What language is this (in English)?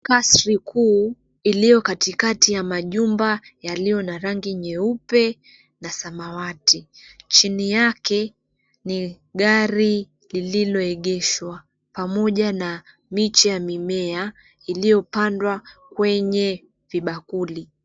Swahili